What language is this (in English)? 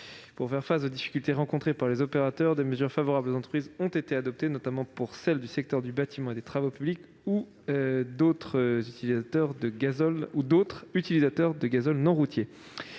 French